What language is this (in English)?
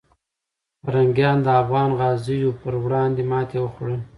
Pashto